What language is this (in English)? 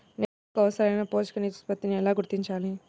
Telugu